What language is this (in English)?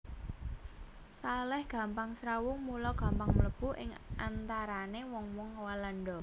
Javanese